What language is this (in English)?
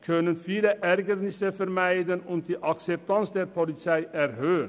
Swiss German